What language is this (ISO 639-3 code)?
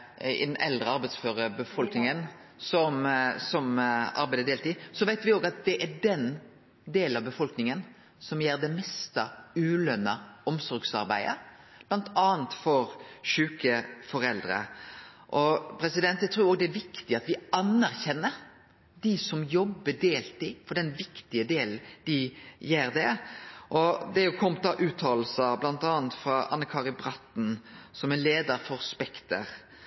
nor